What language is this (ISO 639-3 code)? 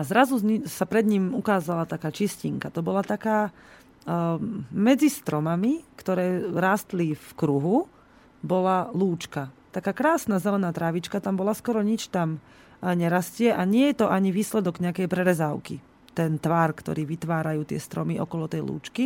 slk